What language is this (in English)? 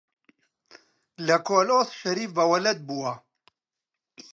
Central Kurdish